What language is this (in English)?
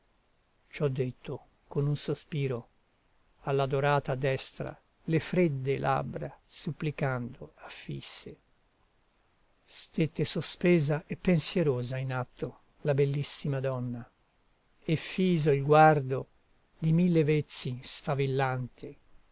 Italian